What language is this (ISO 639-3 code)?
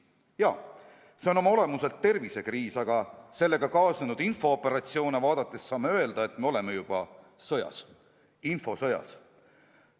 est